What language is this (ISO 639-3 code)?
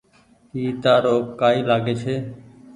gig